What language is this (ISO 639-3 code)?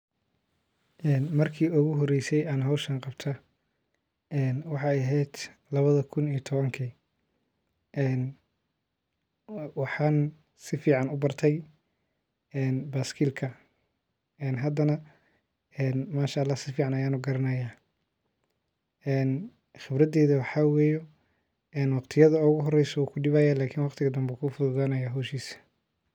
som